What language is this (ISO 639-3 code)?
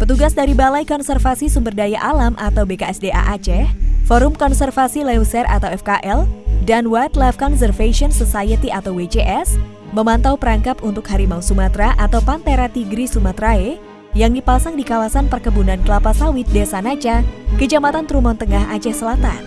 ind